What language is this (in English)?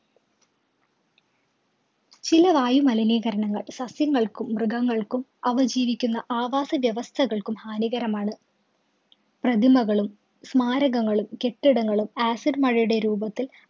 Malayalam